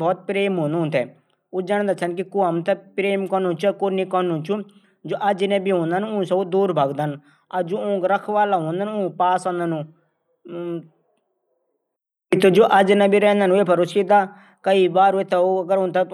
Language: Garhwali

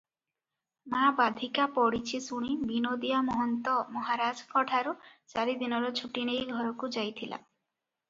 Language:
Odia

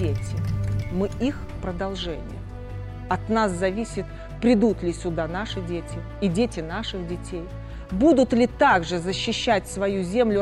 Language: Russian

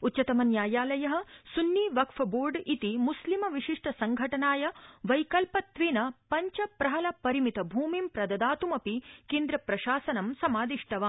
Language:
Sanskrit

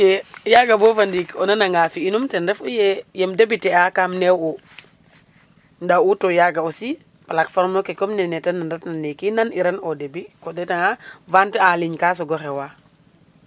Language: Serer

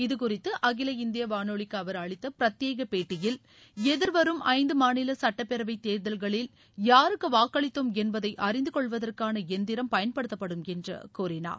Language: Tamil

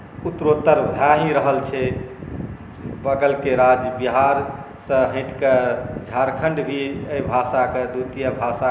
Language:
Maithili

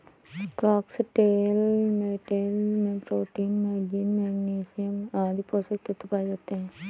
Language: Hindi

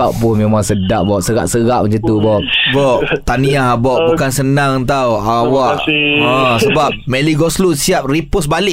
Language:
Malay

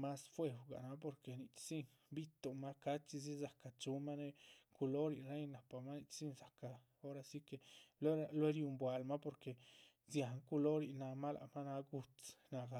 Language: Chichicapan Zapotec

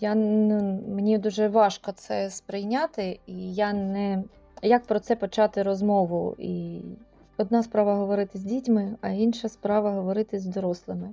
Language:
Ukrainian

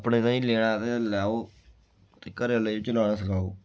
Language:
Dogri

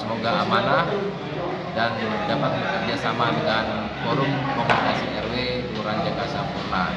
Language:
Indonesian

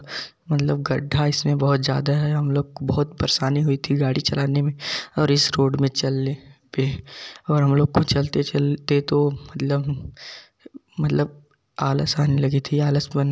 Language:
Hindi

